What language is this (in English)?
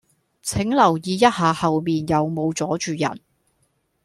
Cantonese